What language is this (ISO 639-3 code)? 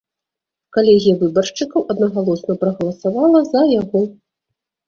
bel